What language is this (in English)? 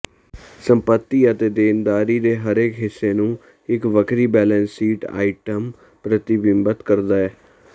Punjabi